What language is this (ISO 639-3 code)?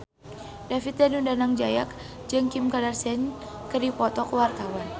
sun